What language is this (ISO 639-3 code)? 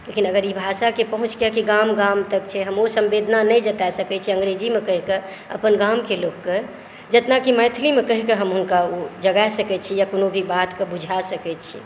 mai